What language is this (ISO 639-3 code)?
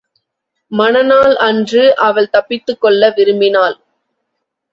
tam